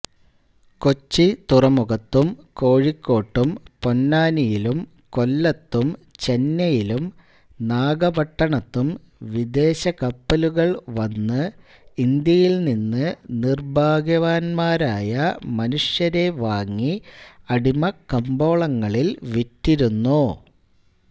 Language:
Malayalam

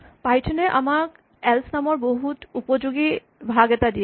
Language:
Assamese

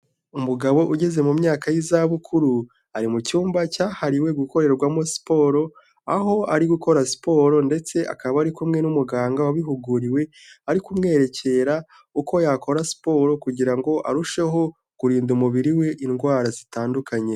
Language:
Kinyarwanda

